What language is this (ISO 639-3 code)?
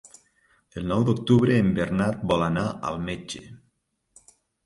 cat